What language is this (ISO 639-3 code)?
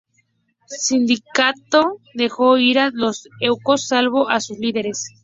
spa